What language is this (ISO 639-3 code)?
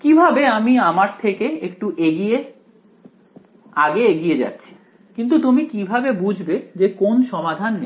ben